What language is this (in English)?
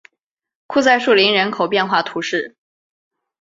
Chinese